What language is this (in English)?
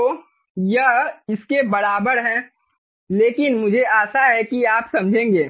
Hindi